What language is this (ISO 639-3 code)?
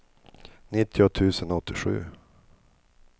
swe